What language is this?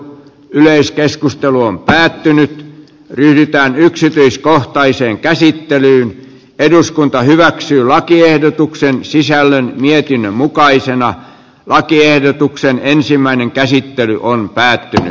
Finnish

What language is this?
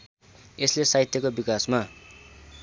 Nepali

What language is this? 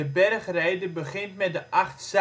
Dutch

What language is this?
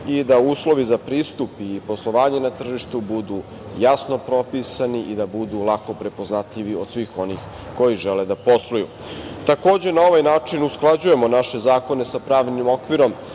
Serbian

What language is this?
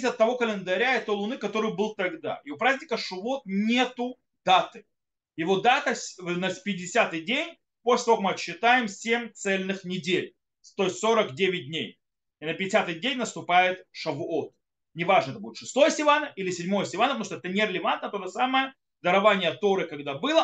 Russian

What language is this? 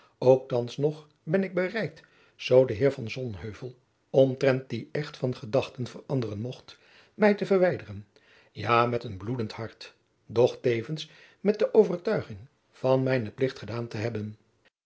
Dutch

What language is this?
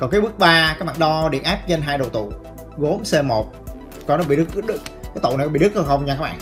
Vietnamese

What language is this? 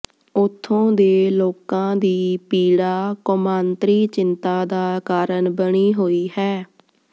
Punjabi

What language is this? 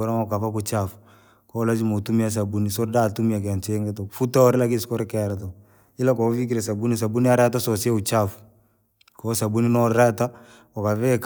Langi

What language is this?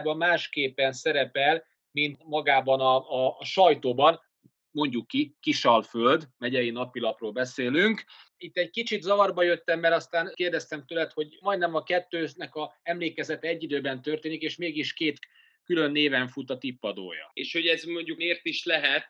Hungarian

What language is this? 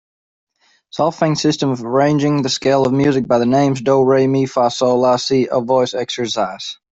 English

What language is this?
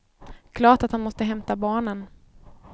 Swedish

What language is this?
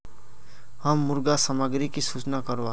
Magahi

